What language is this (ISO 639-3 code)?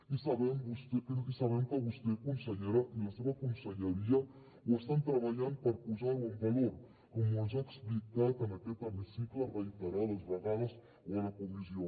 cat